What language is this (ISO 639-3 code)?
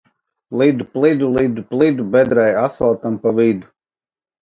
lav